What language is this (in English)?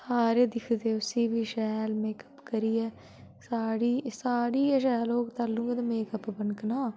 Dogri